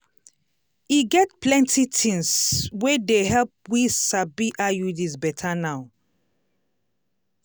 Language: Nigerian Pidgin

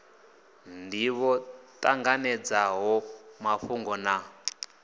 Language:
Venda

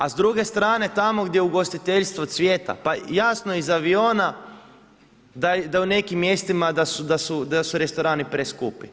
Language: Croatian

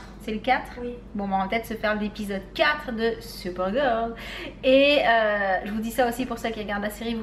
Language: French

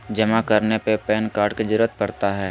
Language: Magahi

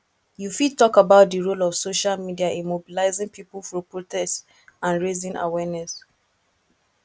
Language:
Nigerian Pidgin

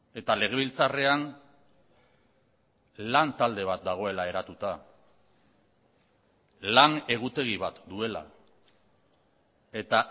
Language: Basque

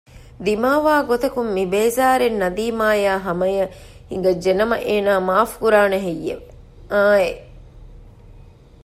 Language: Divehi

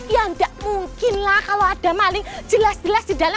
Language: Indonesian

